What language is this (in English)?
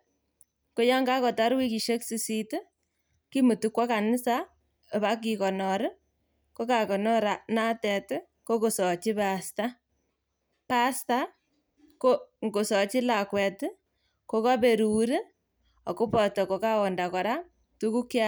Kalenjin